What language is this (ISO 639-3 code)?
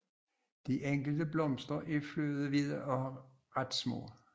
dan